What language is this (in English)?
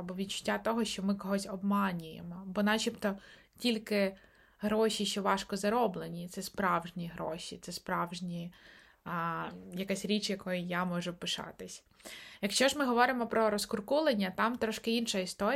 Ukrainian